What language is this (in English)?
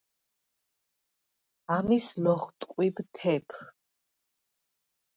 Svan